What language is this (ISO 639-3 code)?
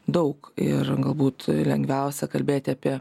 lit